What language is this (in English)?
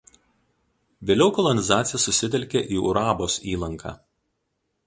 Lithuanian